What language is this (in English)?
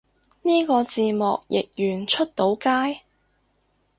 Cantonese